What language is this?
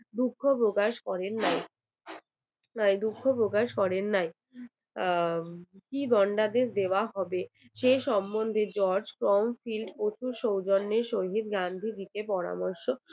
Bangla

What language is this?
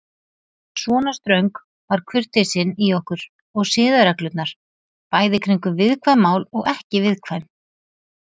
Icelandic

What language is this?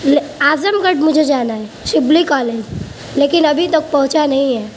Urdu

